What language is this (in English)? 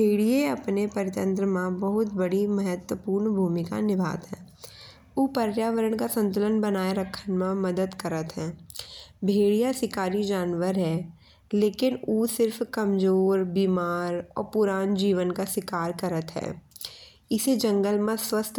Bundeli